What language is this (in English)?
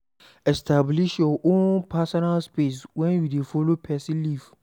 Nigerian Pidgin